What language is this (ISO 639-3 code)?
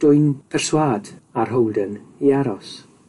cym